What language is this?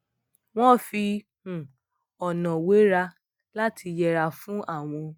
Yoruba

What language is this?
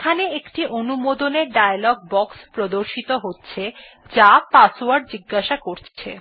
Bangla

